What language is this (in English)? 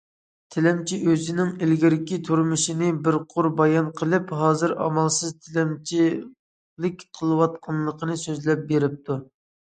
Uyghur